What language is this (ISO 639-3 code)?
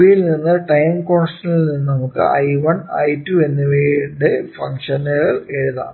mal